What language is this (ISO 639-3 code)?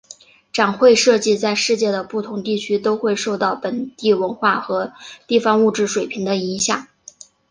zho